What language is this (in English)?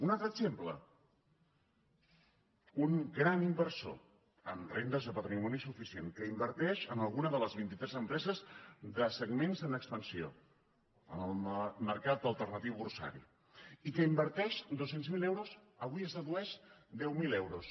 Catalan